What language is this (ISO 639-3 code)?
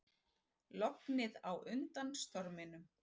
isl